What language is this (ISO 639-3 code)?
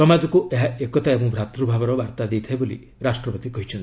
ori